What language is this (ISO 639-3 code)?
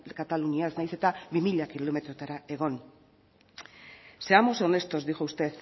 eus